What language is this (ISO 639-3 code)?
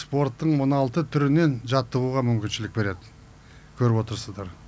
kaz